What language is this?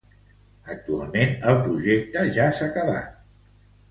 Catalan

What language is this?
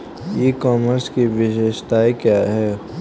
Hindi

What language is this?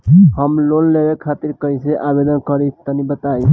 Bhojpuri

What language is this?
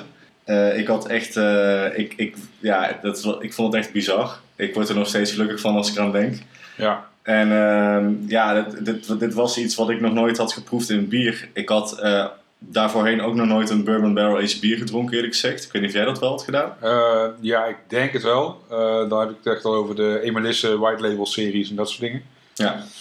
Dutch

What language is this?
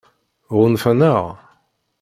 Kabyle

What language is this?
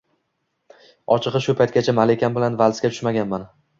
Uzbek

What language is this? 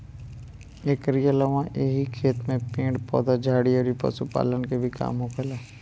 Bhojpuri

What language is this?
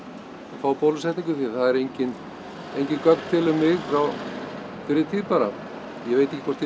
Icelandic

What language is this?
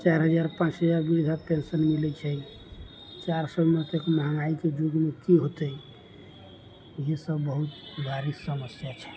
Maithili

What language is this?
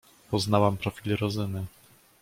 Polish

